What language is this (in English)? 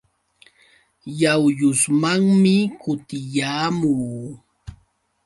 Yauyos Quechua